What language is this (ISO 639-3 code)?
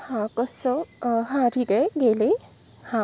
mar